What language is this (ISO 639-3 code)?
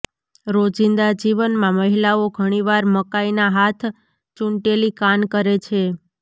guj